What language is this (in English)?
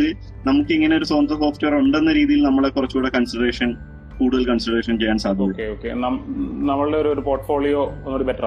Malayalam